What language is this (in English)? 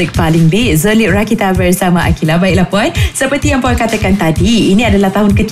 Malay